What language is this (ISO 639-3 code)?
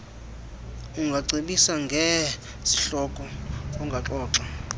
xho